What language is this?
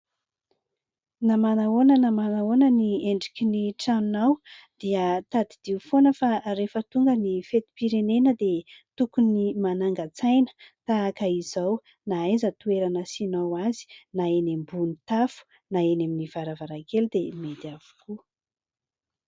Malagasy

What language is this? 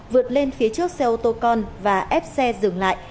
Vietnamese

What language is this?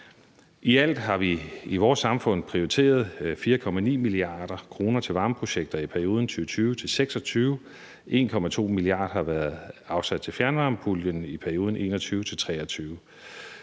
Danish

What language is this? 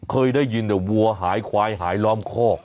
Thai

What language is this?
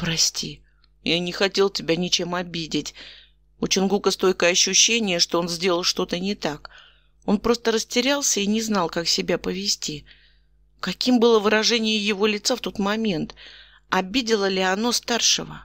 Russian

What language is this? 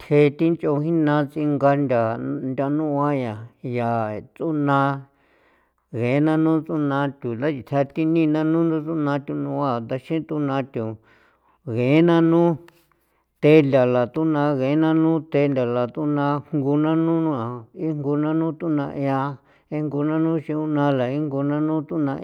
San Felipe Otlaltepec Popoloca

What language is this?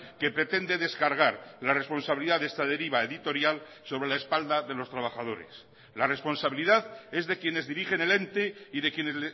Spanish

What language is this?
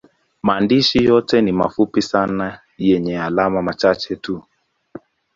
Swahili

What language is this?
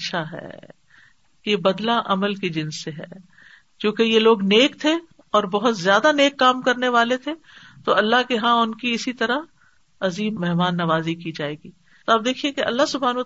Urdu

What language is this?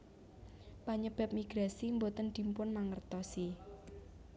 Javanese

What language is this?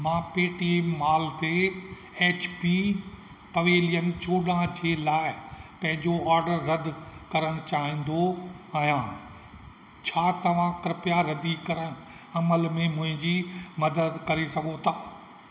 Sindhi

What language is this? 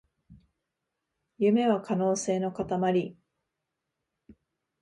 Japanese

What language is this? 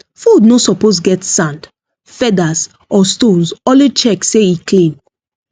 Nigerian Pidgin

